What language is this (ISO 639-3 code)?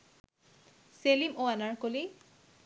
ben